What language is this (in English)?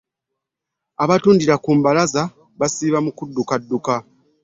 Ganda